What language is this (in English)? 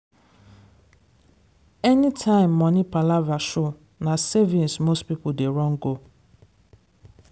Nigerian Pidgin